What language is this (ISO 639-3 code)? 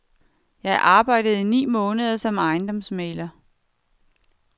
dan